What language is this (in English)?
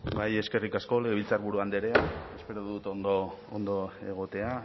Basque